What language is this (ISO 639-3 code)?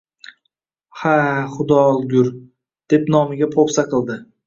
uzb